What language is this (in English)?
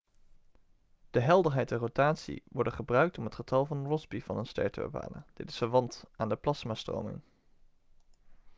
Dutch